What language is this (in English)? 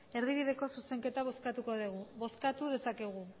Basque